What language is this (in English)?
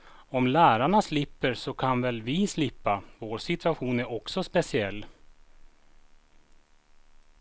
Swedish